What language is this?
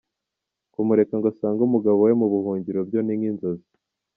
Kinyarwanda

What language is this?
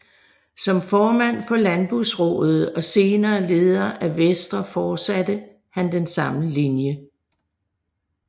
Danish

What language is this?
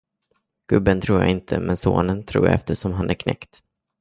Swedish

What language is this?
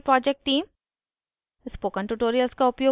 Hindi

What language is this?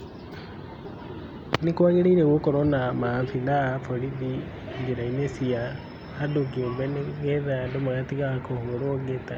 Kikuyu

